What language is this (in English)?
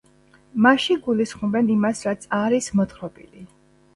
Georgian